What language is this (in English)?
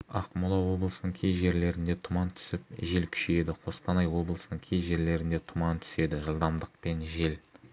Kazakh